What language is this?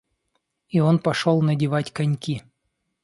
Russian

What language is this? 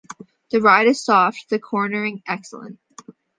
English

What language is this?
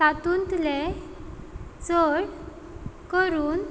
Konkani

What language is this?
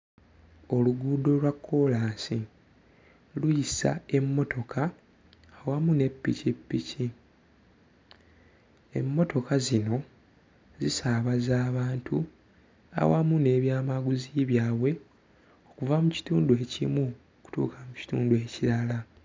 Ganda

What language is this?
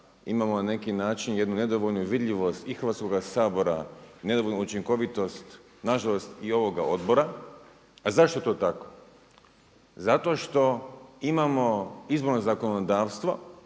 Croatian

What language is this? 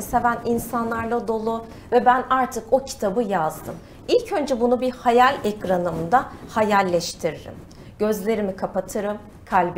Turkish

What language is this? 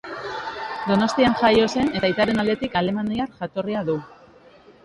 Basque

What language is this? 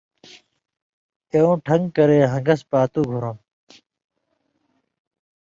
Indus Kohistani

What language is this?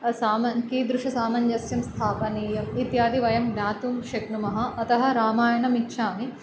Sanskrit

